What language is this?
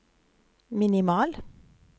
Norwegian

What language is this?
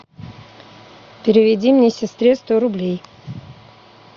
Russian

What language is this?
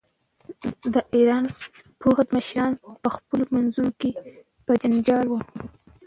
Pashto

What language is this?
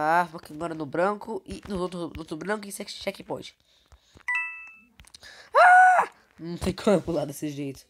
Portuguese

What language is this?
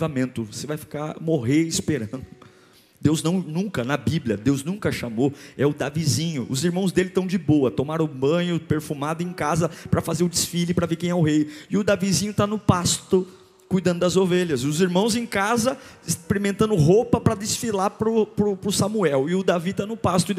Portuguese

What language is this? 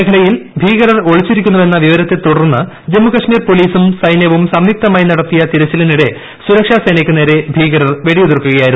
Malayalam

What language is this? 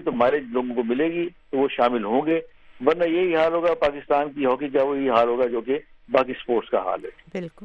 Urdu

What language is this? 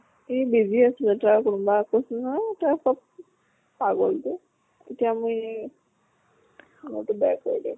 Assamese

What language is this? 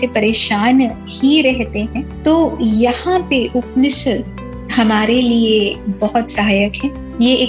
Hindi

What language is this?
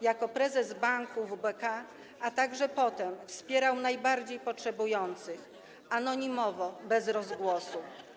Polish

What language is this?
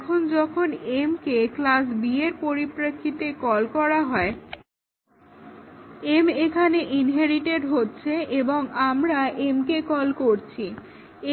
Bangla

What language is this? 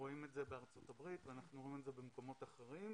Hebrew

